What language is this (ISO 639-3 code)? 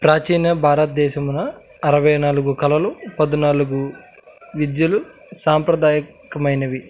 tel